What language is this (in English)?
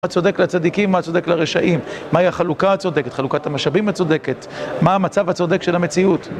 Hebrew